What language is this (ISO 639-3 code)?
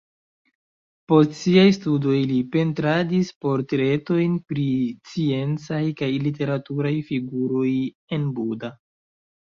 epo